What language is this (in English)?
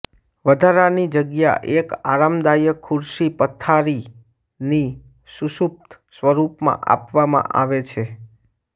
Gujarati